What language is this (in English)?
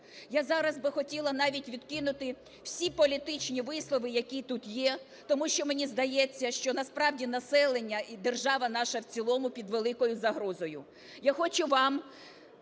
Ukrainian